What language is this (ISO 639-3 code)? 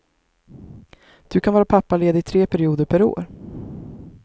swe